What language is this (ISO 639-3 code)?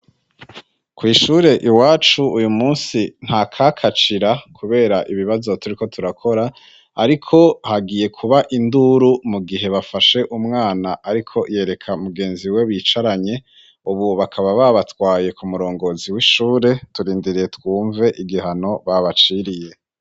run